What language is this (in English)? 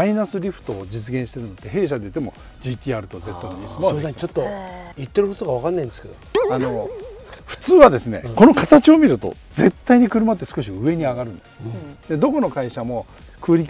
Japanese